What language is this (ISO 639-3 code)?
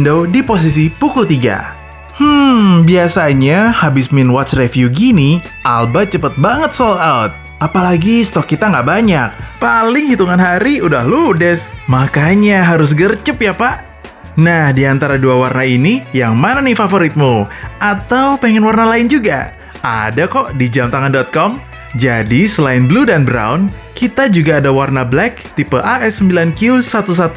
ind